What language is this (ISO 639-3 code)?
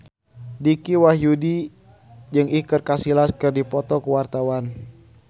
sun